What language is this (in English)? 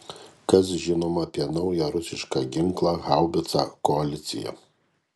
Lithuanian